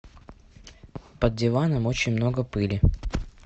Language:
Russian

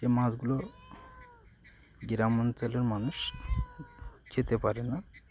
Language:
Bangla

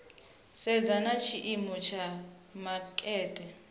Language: Venda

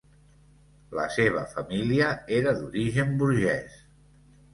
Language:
Catalan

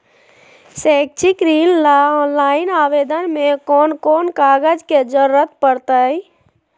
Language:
Magahi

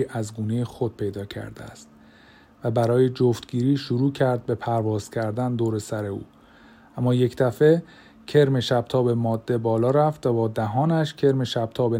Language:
Persian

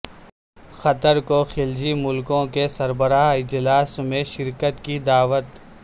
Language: Urdu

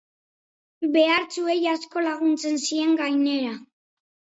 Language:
Basque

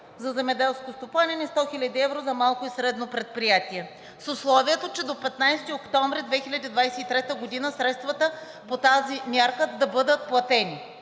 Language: Bulgarian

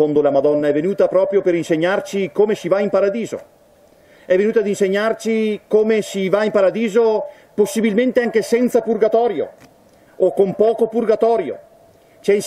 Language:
Italian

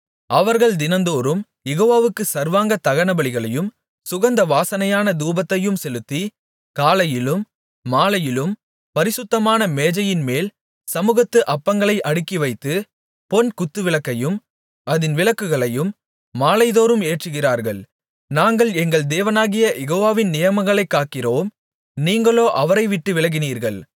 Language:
Tamil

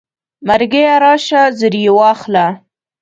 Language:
Pashto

